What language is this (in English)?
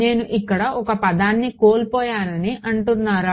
Telugu